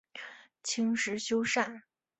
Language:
Chinese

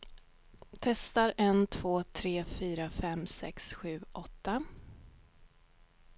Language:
Swedish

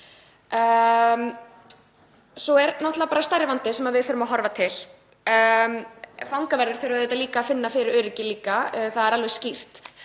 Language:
Icelandic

